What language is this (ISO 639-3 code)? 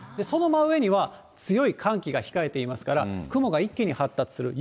jpn